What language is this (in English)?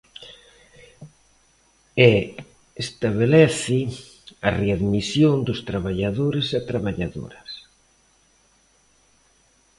Galician